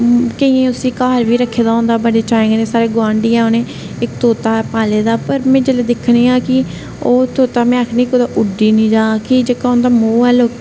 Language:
Dogri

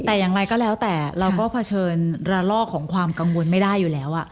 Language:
Thai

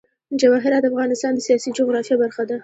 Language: Pashto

